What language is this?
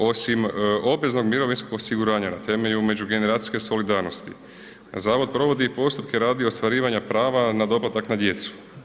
Croatian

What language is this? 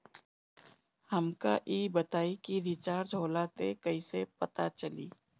Bhojpuri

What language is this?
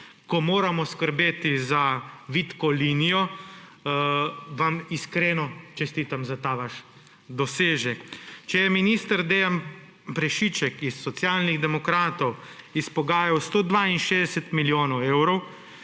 Slovenian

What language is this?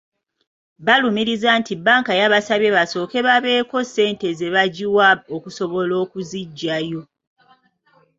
Ganda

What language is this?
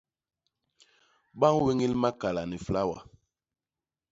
Basaa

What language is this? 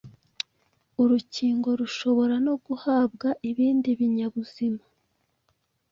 Kinyarwanda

